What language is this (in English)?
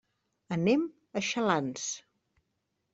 Catalan